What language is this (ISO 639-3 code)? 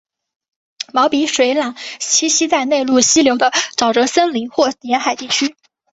zho